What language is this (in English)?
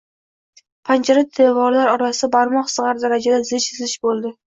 Uzbek